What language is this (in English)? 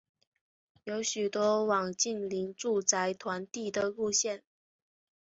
Chinese